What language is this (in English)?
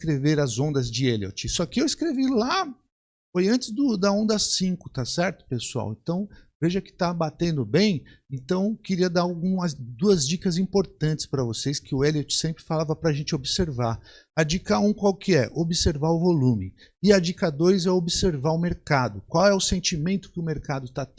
Portuguese